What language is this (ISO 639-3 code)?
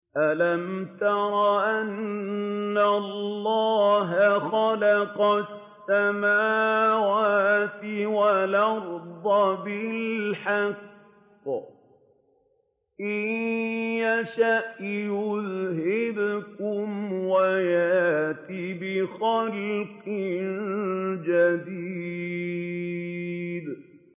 ara